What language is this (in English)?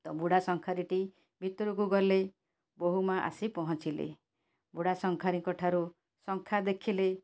Odia